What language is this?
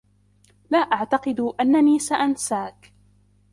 Arabic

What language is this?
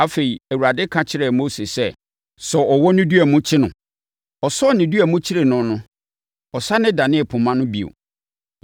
Akan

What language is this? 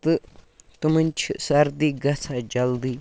Kashmiri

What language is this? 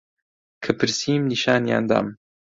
Central Kurdish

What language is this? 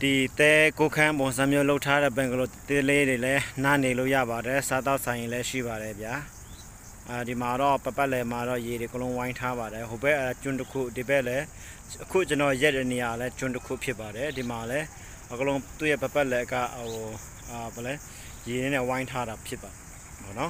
Thai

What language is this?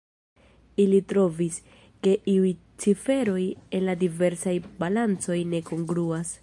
Esperanto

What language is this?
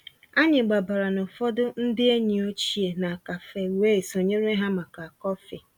Igbo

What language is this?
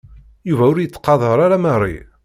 Kabyle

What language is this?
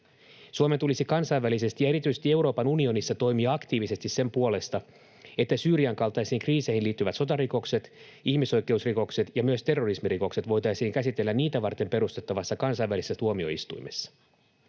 Finnish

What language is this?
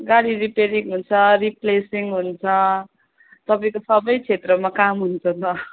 Nepali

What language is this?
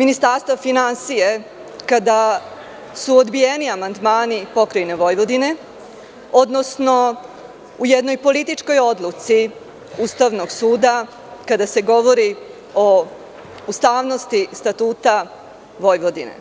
Serbian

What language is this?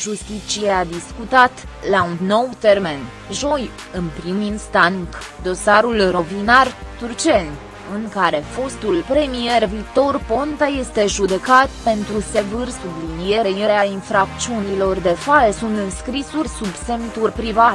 Romanian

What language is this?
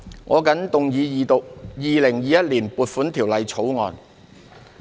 Cantonese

